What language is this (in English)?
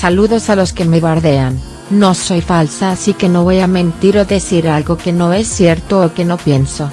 Spanish